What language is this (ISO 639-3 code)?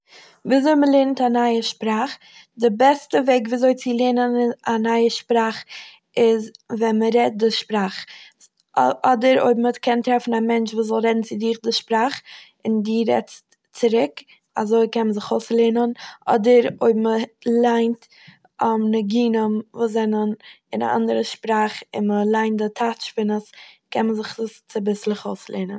yid